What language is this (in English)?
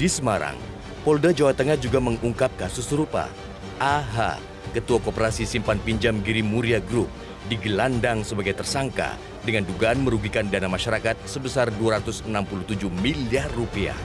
Indonesian